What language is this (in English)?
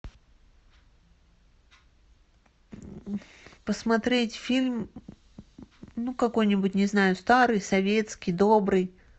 Russian